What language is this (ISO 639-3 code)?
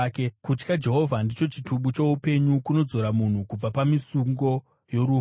sna